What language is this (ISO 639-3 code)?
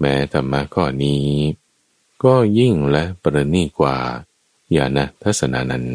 tha